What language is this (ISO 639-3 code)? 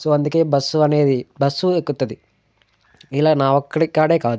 tel